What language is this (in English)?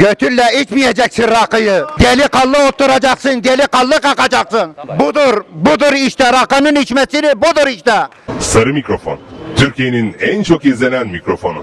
Turkish